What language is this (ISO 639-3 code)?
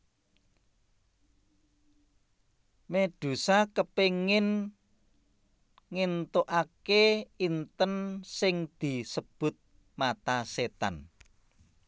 jav